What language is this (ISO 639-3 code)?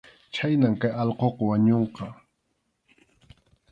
qxu